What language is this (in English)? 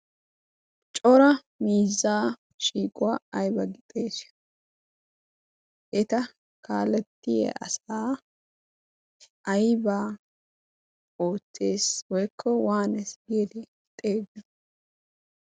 Wolaytta